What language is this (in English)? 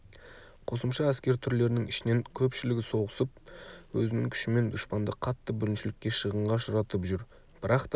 Kazakh